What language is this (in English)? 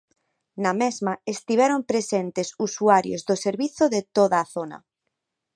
Galician